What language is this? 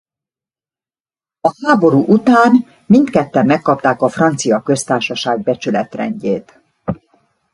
Hungarian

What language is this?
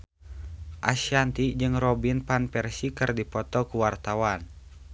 Sundanese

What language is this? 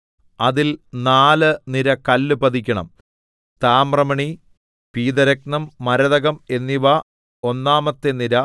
Malayalam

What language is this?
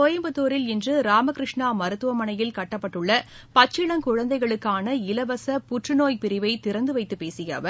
Tamil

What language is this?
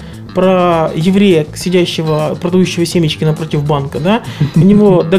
Russian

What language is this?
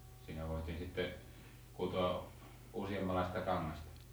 Finnish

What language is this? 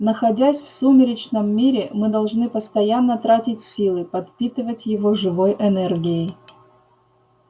Russian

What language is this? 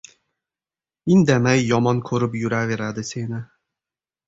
Uzbek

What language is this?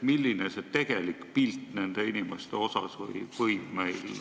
Estonian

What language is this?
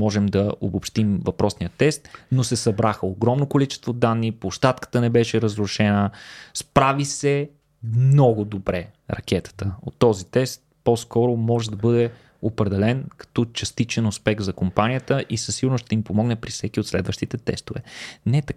Bulgarian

